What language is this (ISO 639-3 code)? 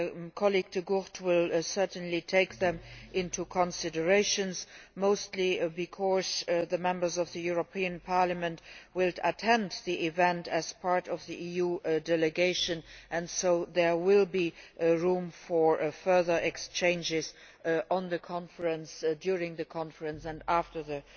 eng